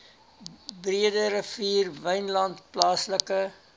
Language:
Afrikaans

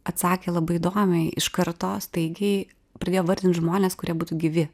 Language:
Lithuanian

